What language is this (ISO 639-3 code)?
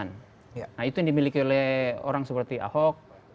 ind